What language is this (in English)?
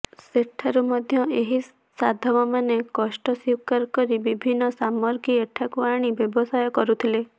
Odia